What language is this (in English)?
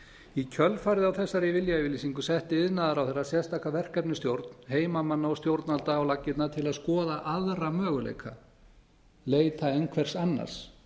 Icelandic